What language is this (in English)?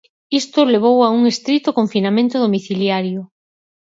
Galician